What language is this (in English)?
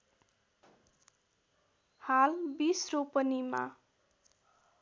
Nepali